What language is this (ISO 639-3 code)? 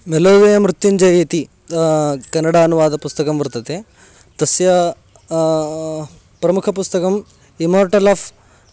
san